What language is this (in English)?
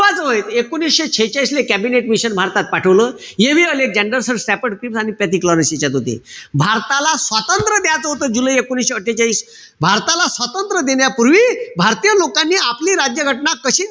Marathi